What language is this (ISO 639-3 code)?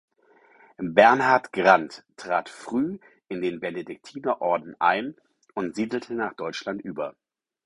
deu